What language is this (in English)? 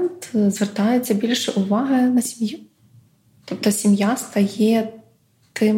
Ukrainian